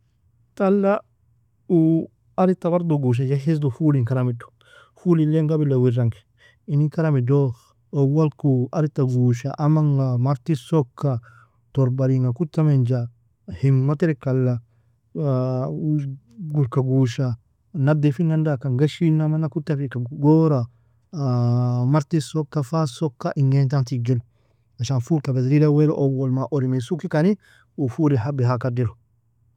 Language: Nobiin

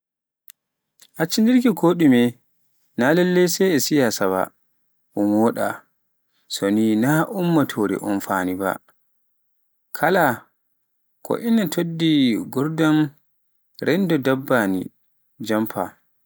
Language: Pular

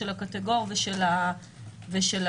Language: Hebrew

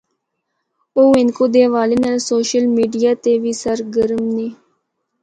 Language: Northern Hindko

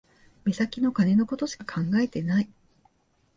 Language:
Japanese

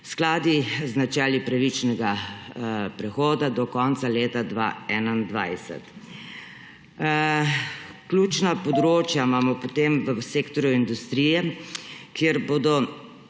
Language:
Slovenian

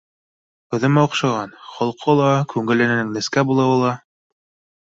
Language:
Bashkir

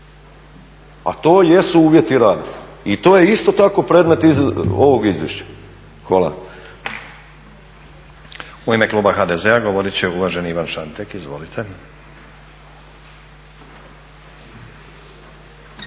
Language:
Croatian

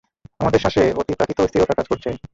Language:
Bangla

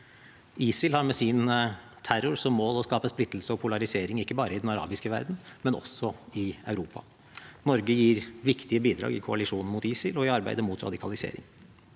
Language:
Norwegian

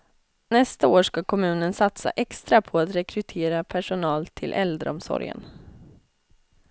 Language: Swedish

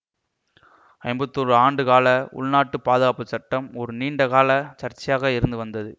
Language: Tamil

